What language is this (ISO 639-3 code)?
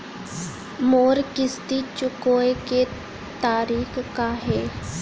hne